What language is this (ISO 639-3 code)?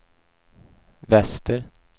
swe